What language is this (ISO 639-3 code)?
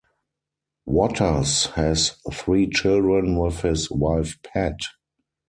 eng